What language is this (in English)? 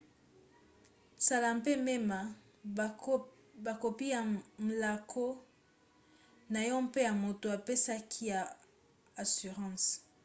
Lingala